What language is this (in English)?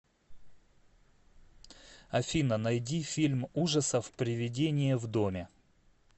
Russian